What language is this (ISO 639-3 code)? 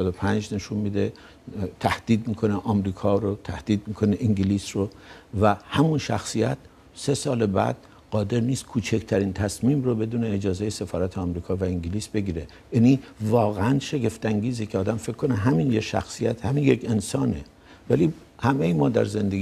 fas